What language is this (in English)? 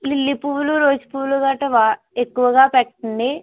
Telugu